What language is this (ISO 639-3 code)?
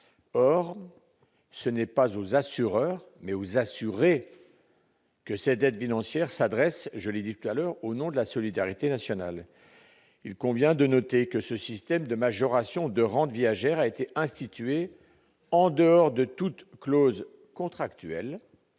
fra